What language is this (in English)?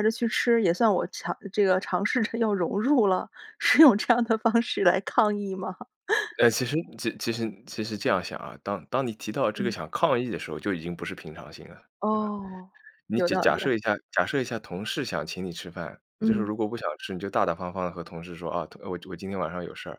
Chinese